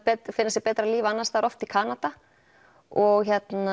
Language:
Icelandic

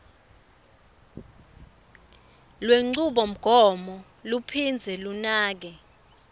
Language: Swati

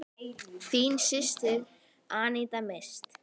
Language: Icelandic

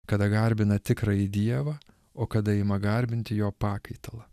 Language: Lithuanian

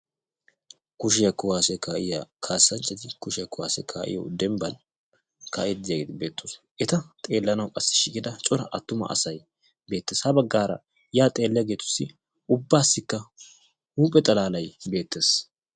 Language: Wolaytta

